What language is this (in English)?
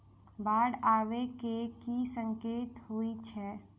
Maithili